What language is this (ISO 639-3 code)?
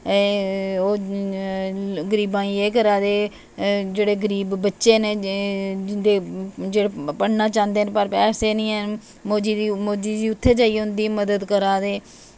doi